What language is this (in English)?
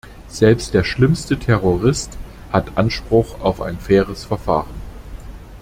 German